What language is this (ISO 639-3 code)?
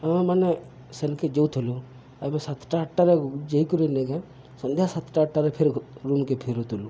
ori